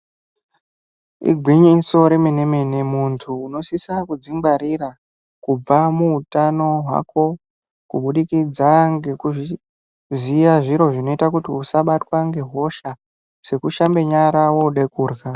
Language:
Ndau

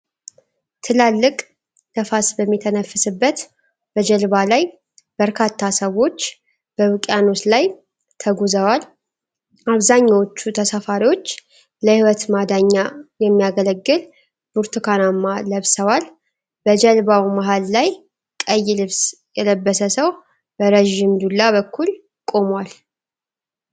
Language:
Amharic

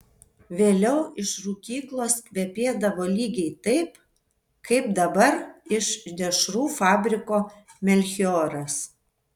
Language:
Lithuanian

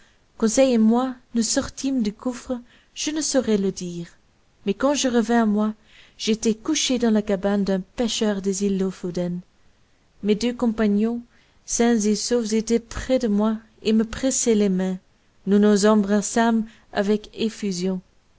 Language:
French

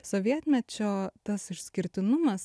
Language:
Lithuanian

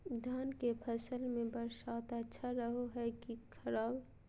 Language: Magahi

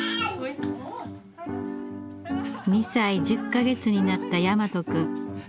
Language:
Japanese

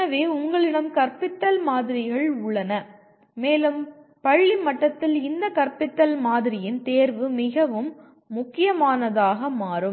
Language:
Tamil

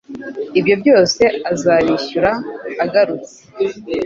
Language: Kinyarwanda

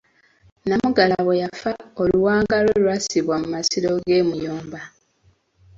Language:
Ganda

